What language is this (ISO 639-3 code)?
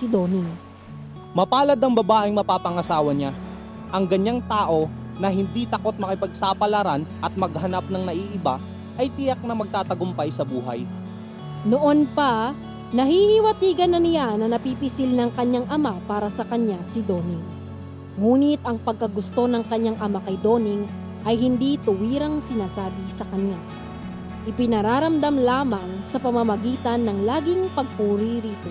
fil